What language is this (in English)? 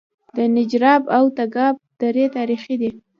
Pashto